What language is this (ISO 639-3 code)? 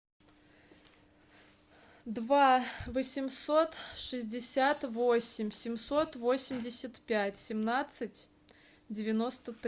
rus